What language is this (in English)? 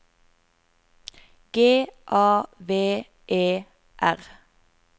Norwegian